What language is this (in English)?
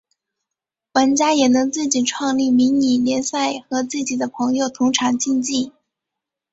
Chinese